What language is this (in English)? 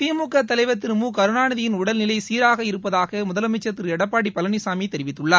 Tamil